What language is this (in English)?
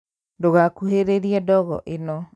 Kikuyu